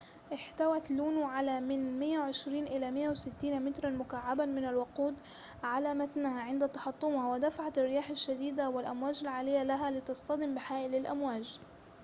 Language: Arabic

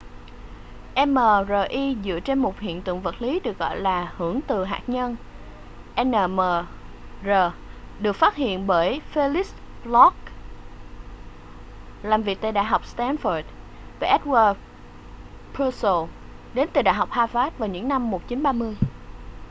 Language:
Vietnamese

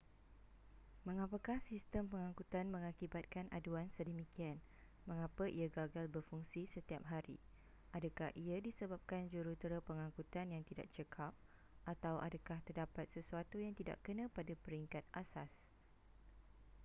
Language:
Malay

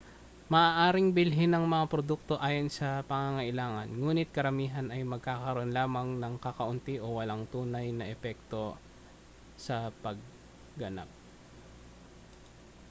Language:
Filipino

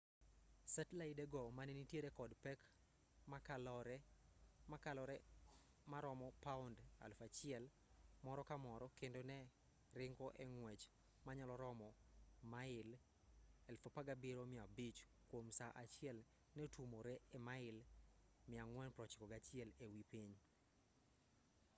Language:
Luo (Kenya and Tanzania)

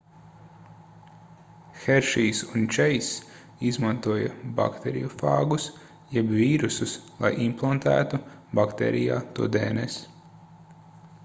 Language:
Latvian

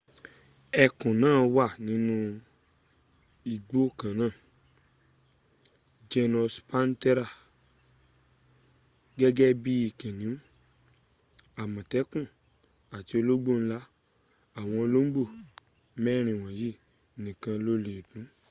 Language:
Yoruba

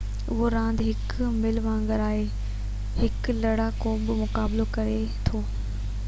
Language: Sindhi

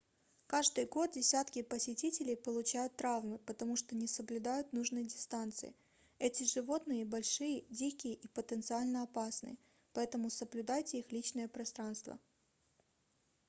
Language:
Russian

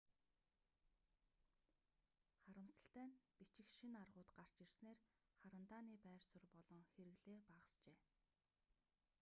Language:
Mongolian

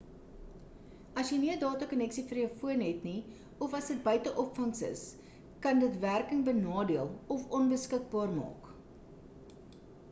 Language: Afrikaans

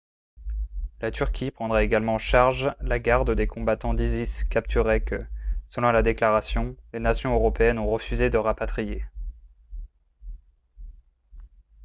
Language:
French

